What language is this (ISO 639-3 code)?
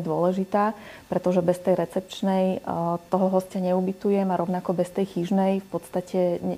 slk